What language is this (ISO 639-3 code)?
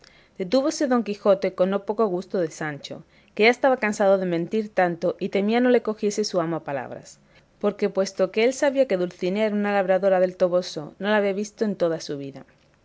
spa